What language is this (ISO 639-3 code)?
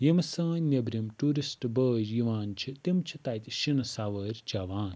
kas